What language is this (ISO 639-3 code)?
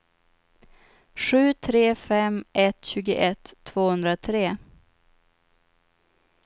swe